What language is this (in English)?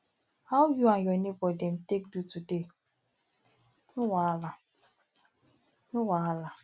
Nigerian Pidgin